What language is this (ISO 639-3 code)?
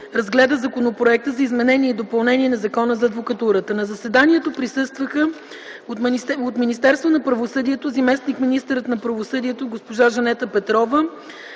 bul